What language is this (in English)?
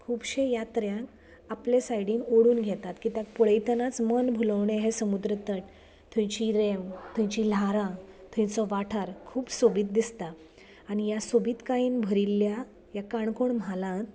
Konkani